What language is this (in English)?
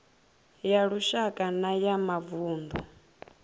Venda